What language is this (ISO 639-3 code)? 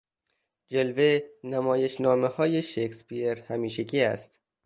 fas